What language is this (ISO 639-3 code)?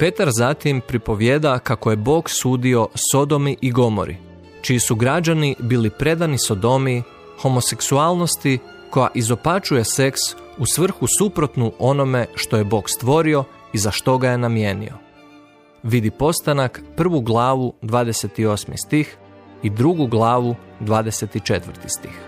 hrv